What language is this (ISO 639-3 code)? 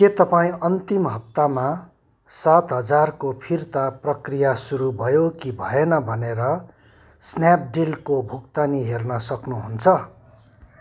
nep